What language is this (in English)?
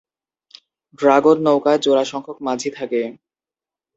Bangla